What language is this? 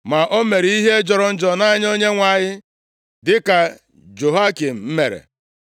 Igbo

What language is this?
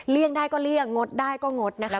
Thai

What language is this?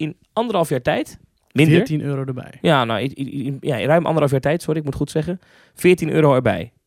Dutch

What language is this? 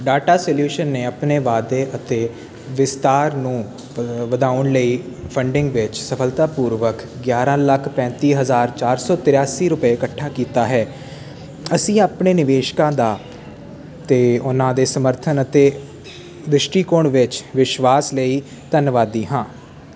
Punjabi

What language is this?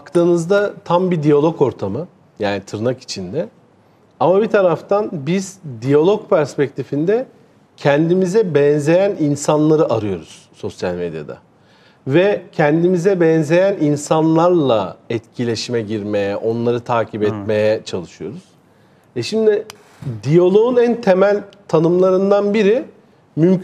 Turkish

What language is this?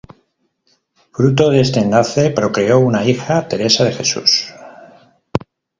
Spanish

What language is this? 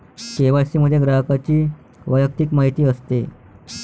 Marathi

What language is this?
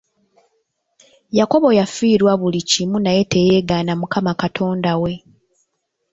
Ganda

